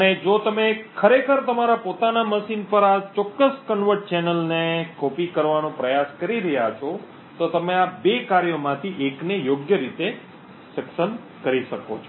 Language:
Gujarati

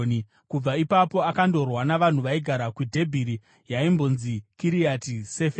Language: Shona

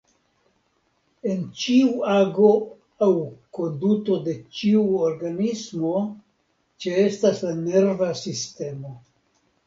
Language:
Esperanto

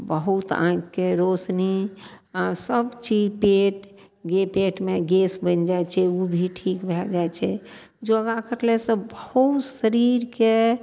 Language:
Maithili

